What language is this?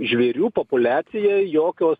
Lithuanian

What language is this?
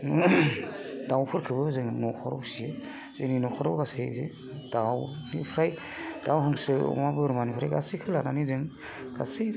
Bodo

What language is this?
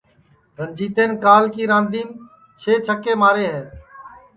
Sansi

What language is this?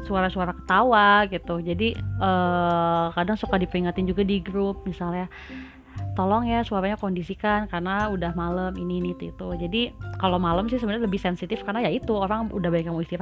Indonesian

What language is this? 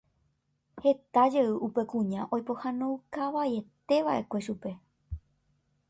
Guarani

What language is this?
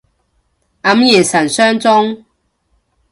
Cantonese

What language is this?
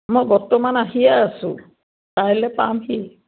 Assamese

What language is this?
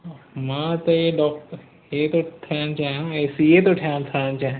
Sindhi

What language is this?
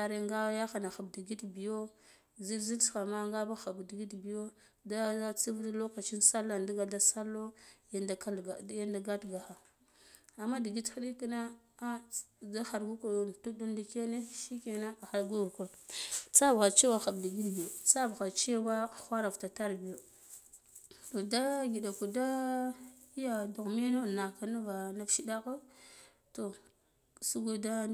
Guduf-Gava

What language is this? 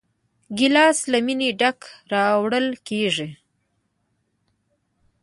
Pashto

